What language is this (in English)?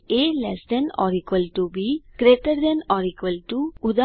Gujarati